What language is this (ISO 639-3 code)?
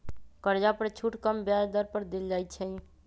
mag